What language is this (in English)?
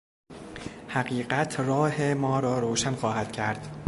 Persian